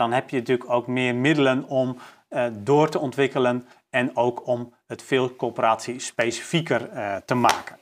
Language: Dutch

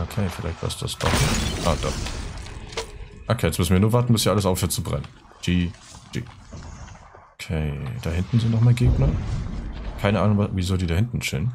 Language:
German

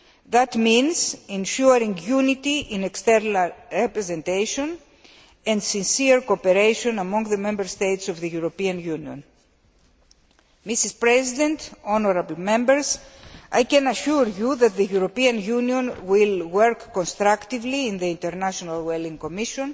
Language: English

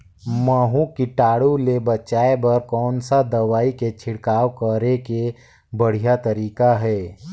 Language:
Chhattisgarhi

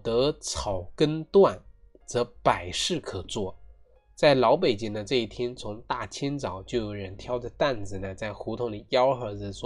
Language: Chinese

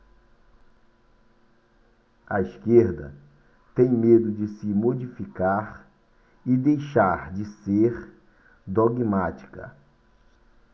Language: Portuguese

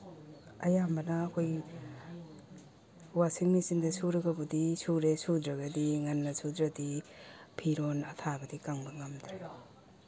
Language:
Manipuri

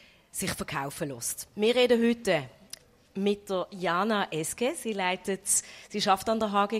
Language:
German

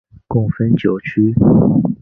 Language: Chinese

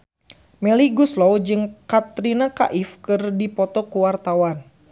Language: Sundanese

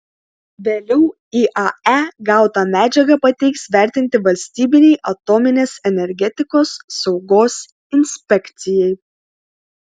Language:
Lithuanian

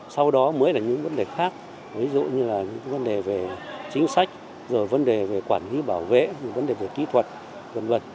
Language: Vietnamese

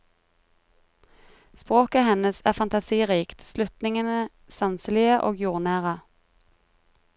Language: Norwegian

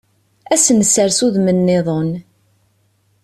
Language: Kabyle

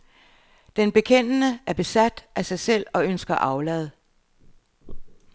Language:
Danish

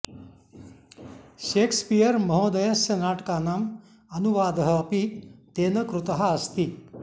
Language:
Sanskrit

